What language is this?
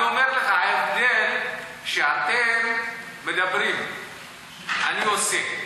Hebrew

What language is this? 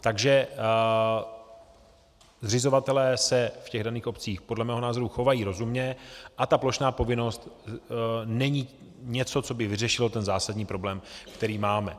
Czech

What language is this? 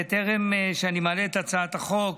Hebrew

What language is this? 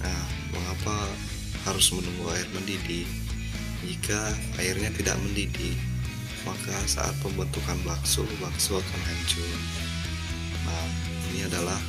Indonesian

